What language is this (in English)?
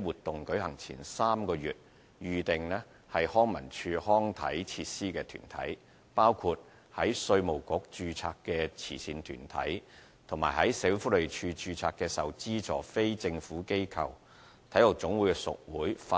Cantonese